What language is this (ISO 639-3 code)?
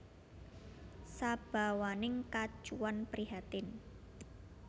jav